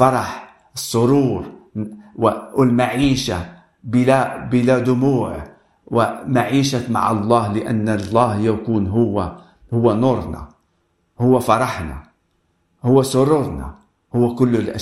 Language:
Arabic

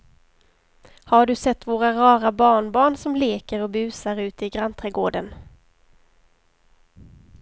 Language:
Swedish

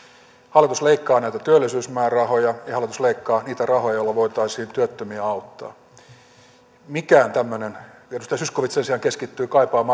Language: Finnish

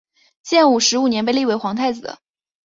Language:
Chinese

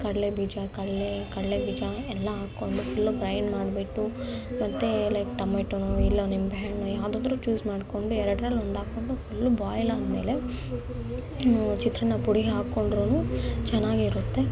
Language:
Kannada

